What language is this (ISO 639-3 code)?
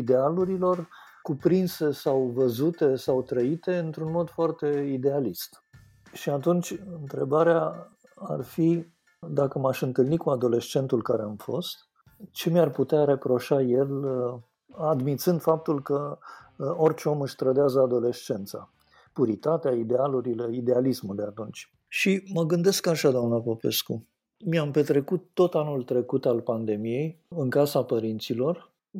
ron